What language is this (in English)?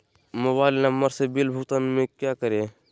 Magahi